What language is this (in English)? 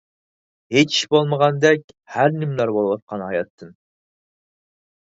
Uyghur